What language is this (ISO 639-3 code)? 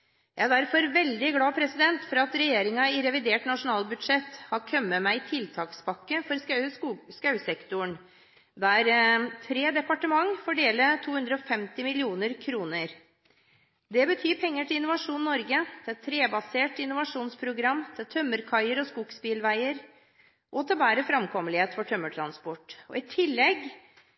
nob